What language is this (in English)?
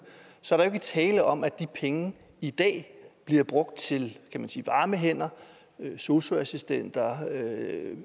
Danish